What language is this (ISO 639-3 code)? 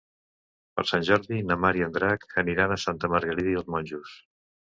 cat